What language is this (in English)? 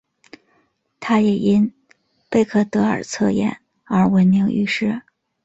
Chinese